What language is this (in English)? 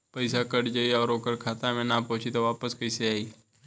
Bhojpuri